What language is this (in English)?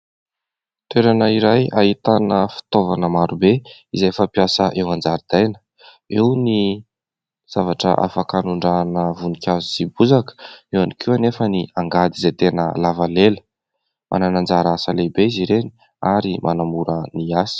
Malagasy